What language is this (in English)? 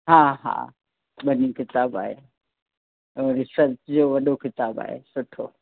Sindhi